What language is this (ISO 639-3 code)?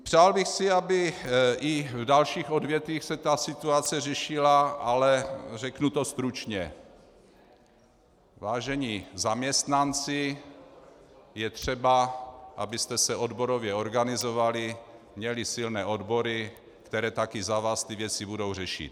ces